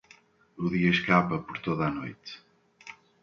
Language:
Portuguese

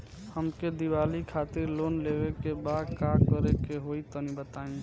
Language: Bhojpuri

